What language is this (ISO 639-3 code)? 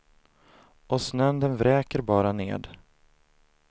swe